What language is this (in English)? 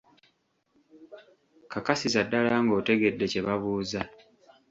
Ganda